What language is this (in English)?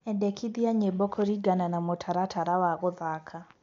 Kikuyu